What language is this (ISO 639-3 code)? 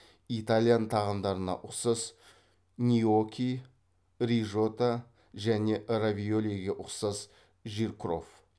kaz